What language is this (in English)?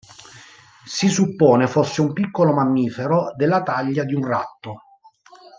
Italian